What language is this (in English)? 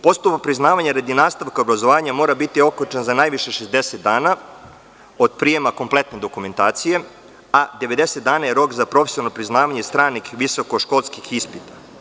Serbian